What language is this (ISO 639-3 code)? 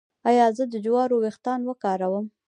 pus